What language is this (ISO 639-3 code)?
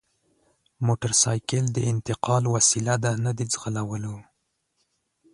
pus